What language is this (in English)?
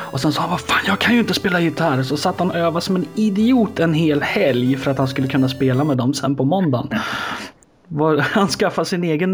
Swedish